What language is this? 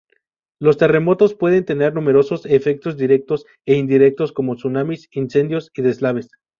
Spanish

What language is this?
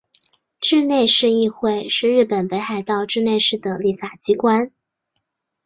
Chinese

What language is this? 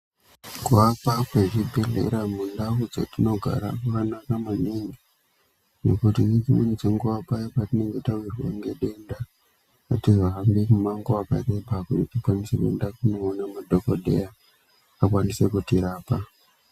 Ndau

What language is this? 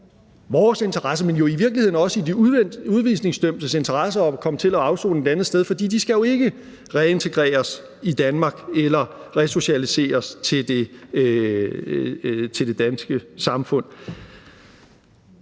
Danish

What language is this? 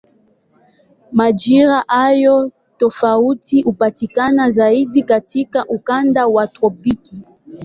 Swahili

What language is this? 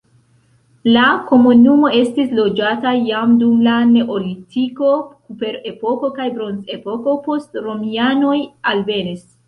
Esperanto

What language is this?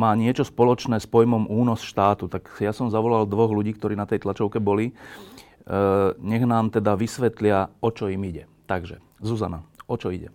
Slovak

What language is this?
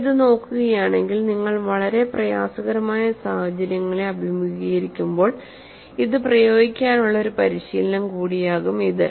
Malayalam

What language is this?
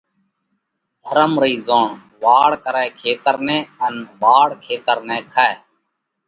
Parkari Koli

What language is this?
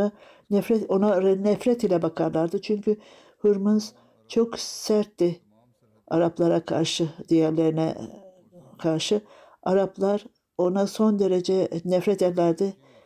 Turkish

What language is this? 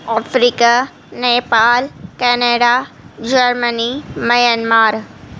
Urdu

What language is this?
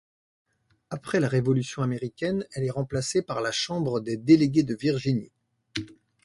French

